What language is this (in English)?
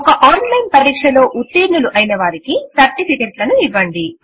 Telugu